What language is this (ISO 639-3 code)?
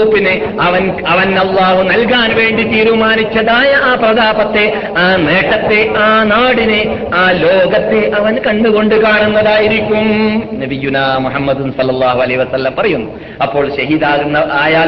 mal